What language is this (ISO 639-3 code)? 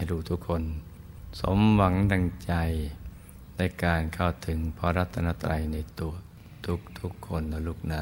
tha